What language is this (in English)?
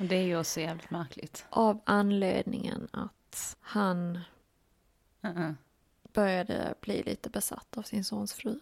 Swedish